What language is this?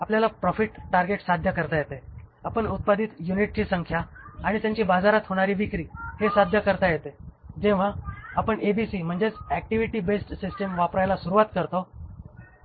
Marathi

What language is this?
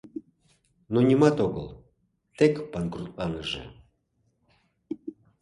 Mari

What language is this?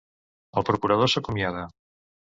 Catalan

